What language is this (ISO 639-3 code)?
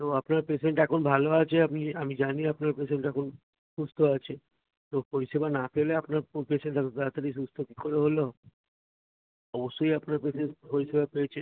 ben